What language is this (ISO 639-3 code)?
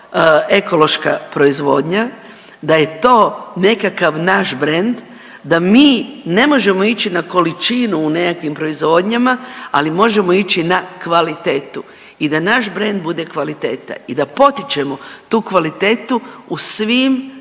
hrv